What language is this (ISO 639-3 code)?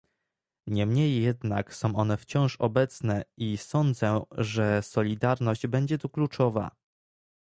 pol